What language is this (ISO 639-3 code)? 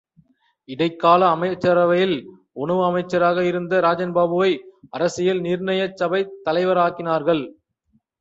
tam